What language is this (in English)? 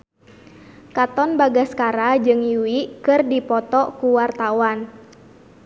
Sundanese